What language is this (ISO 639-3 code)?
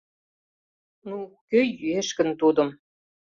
chm